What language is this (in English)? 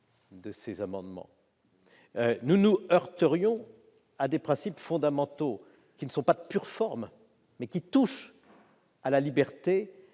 French